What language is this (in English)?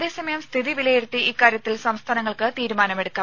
Malayalam